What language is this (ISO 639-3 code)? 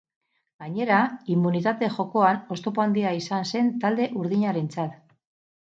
eus